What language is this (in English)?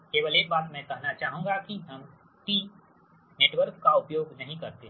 Hindi